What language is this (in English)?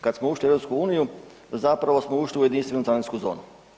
Croatian